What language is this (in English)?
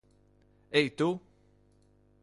Latvian